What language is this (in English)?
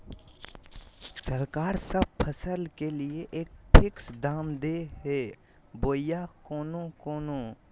Magahi